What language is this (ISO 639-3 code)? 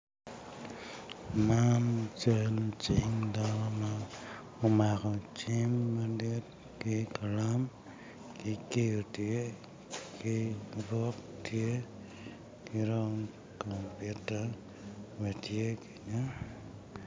ach